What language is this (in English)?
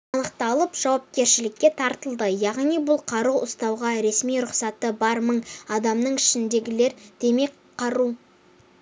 Kazakh